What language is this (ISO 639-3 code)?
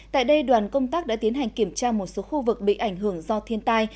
vie